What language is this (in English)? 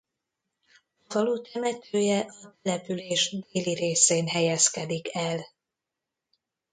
Hungarian